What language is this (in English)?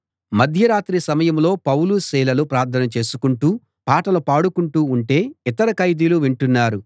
Telugu